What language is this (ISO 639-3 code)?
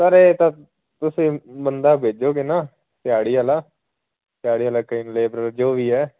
pan